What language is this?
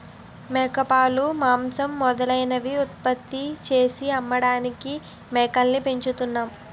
Telugu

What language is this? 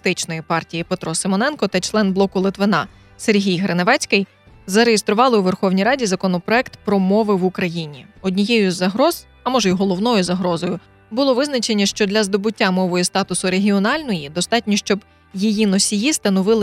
Ukrainian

